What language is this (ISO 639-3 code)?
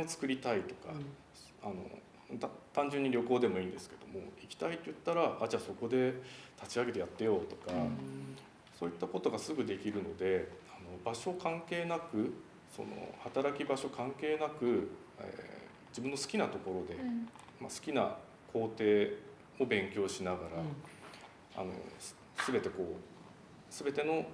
jpn